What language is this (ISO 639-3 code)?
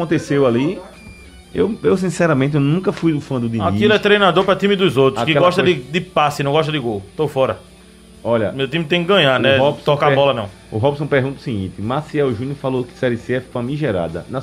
por